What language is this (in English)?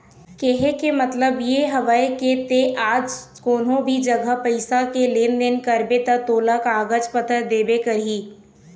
Chhattisgarhi